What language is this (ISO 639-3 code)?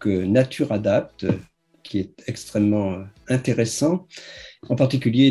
fra